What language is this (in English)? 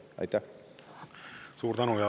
Estonian